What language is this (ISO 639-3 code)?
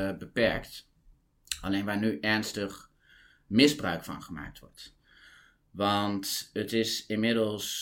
nld